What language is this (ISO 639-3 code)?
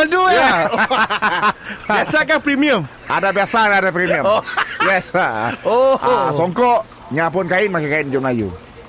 msa